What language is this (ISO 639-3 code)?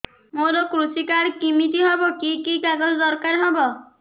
ori